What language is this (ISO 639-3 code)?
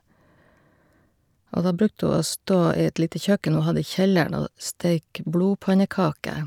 nor